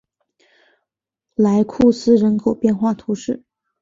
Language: Chinese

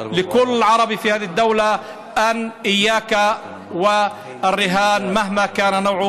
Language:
Hebrew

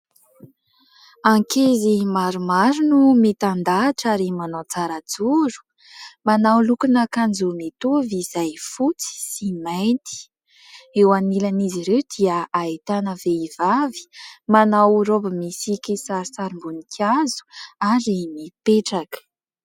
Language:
Malagasy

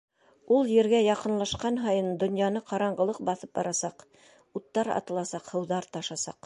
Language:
Bashkir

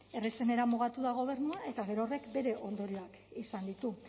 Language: Basque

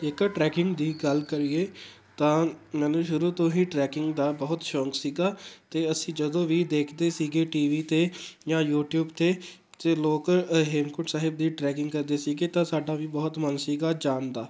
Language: Punjabi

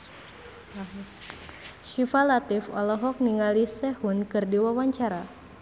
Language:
Sundanese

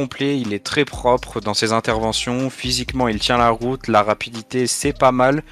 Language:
French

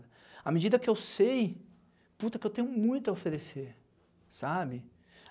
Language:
Portuguese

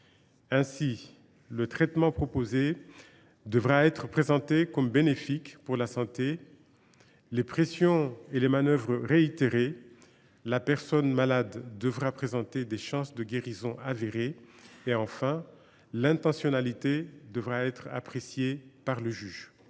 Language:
French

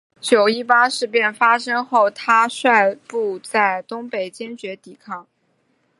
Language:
Chinese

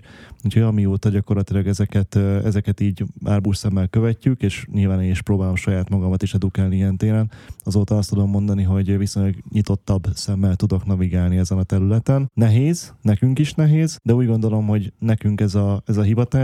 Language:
Hungarian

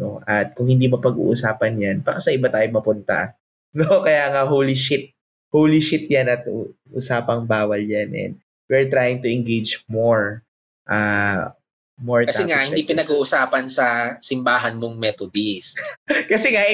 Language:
Filipino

